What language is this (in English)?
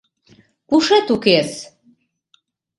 Mari